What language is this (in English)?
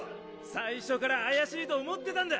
Japanese